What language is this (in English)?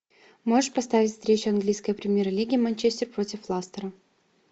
Russian